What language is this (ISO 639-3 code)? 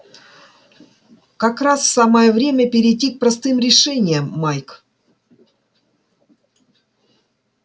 rus